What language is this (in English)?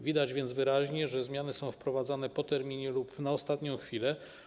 Polish